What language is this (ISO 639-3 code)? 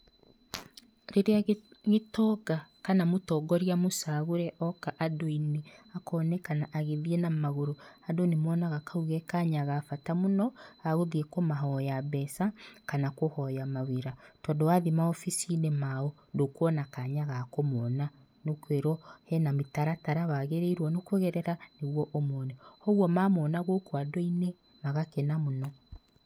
kik